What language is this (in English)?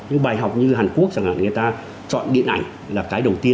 Vietnamese